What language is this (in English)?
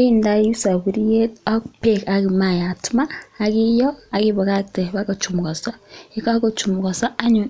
Kalenjin